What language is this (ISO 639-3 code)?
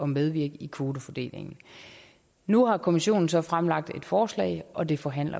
dan